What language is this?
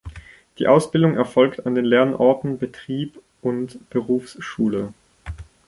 German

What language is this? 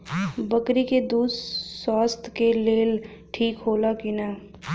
Bhojpuri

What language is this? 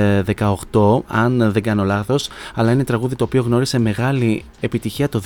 Greek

